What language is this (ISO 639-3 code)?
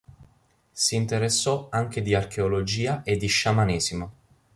ita